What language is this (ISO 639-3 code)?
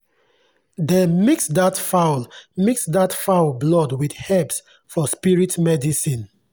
pcm